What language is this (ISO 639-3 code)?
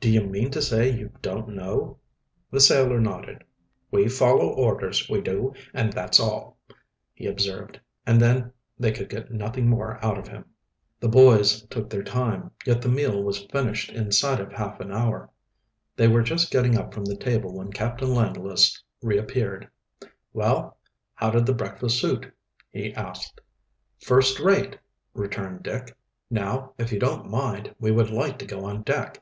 eng